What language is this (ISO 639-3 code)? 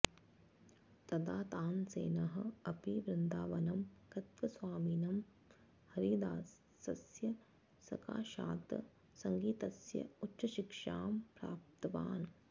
san